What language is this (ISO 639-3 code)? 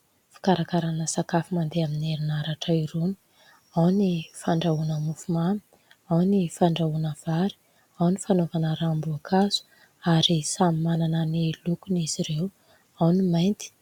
mlg